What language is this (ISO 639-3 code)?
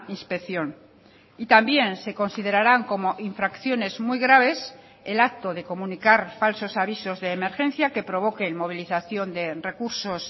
spa